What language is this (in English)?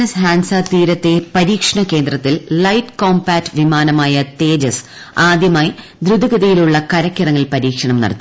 Malayalam